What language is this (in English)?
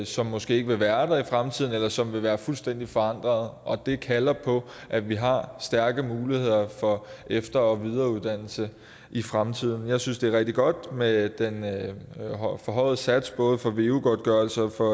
Danish